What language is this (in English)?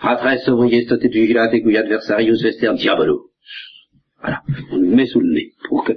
French